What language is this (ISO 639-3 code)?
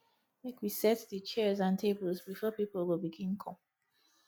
pcm